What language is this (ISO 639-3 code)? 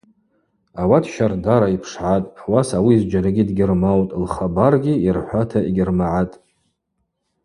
abq